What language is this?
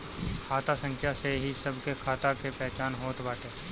Bhojpuri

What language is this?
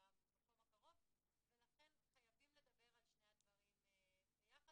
Hebrew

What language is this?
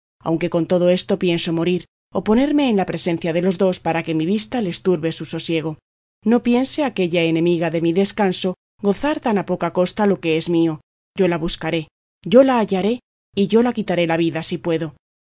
Spanish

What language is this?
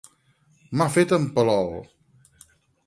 Catalan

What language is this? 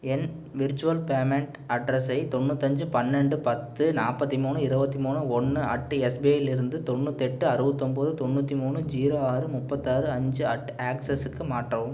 Tamil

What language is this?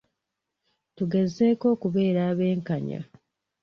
Ganda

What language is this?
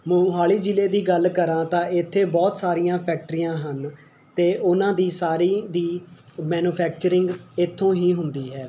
Punjabi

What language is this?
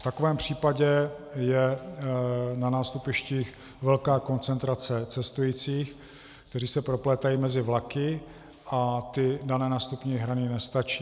Czech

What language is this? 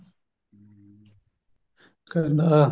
Punjabi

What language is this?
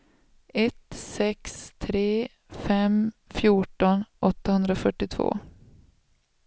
Swedish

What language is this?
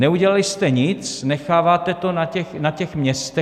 Czech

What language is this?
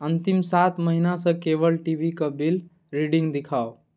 Maithili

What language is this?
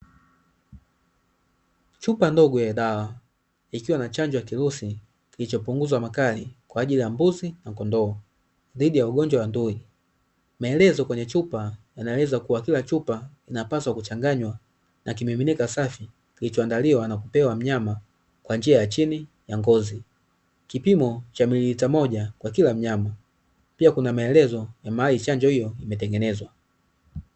Swahili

